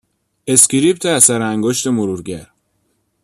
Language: Persian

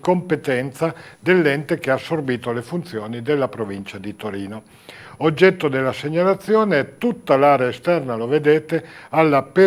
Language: Italian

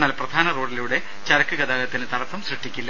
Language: Malayalam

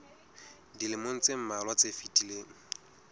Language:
Southern Sotho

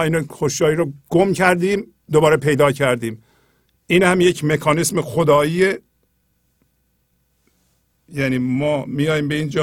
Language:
Persian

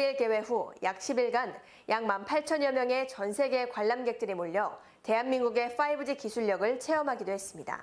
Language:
Korean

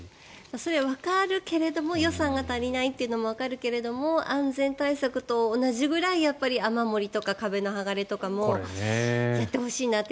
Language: Japanese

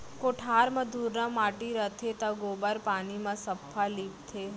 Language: Chhattisgarhi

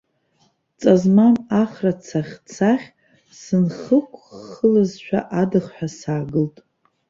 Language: Abkhazian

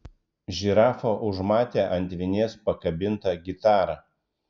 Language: Lithuanian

